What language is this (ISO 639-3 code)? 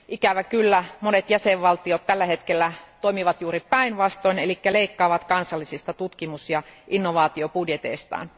fin